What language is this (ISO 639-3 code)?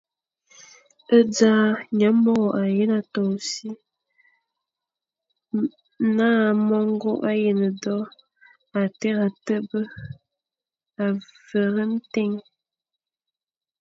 fan